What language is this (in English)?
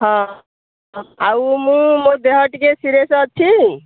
Odia